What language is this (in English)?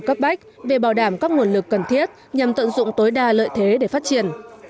Vietnamese